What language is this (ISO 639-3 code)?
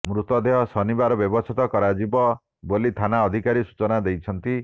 ori